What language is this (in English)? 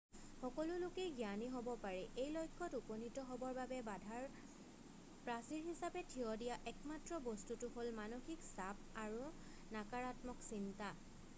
Assamese